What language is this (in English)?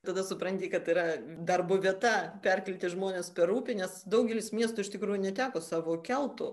Lithuanian